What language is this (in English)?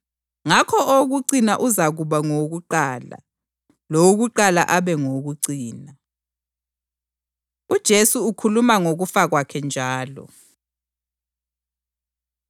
North Ndebele